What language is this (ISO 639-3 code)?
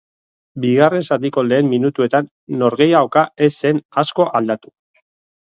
eus